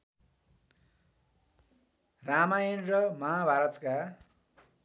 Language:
Nepali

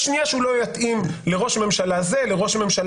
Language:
Hebrew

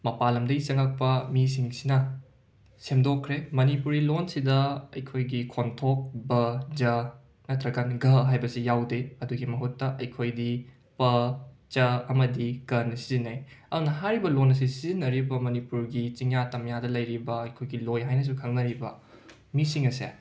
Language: Manipuri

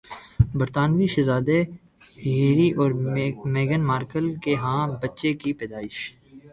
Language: Urdu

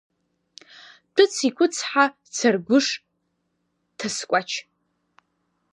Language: Abkhazian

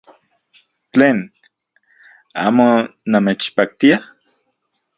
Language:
Central Puebla Nahuatl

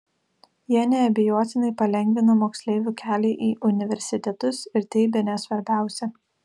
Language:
Lithuanian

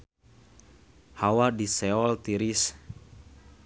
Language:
Sundanese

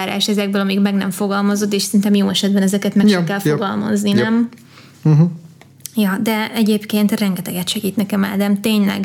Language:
Hungarian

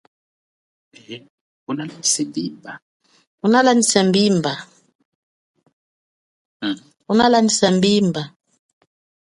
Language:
Chokwe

